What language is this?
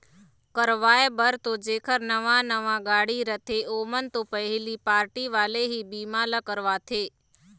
Chhattisgarhi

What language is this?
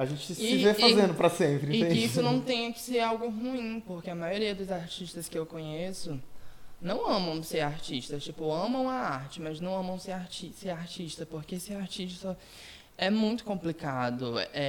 Portuguese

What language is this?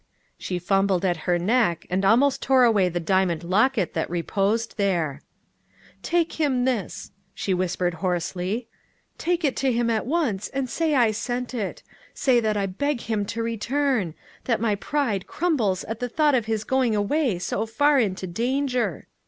English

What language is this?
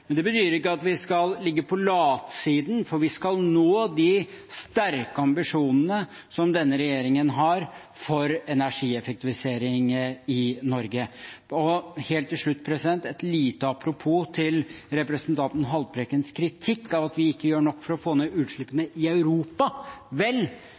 Norwegian Bokmål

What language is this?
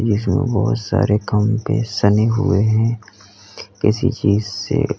Hindi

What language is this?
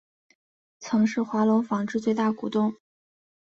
Chinese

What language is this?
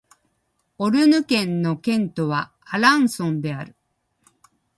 Japanese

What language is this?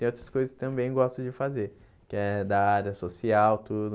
Portuguese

